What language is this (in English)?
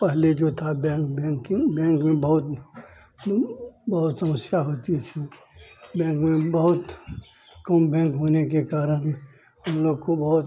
Hindi